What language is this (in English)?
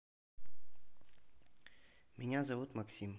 Russian